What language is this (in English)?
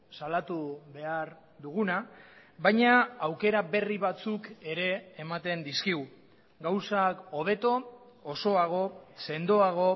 Basque